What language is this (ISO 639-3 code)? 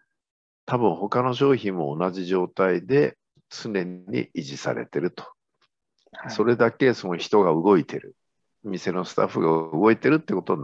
jpn